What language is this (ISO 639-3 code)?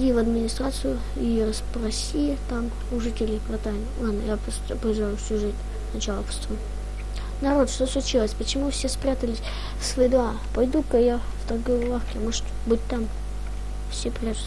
rus